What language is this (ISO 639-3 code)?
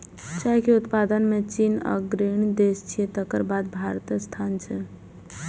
mai